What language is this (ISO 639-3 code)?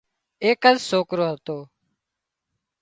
kxp